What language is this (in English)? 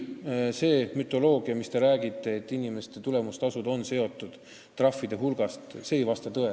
Estonian